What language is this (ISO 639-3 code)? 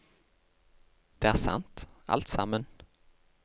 nor